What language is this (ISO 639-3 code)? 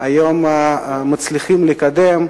heb